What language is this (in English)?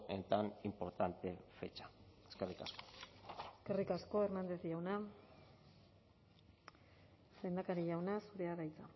Basque